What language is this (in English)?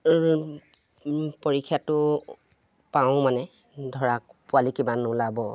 Assamese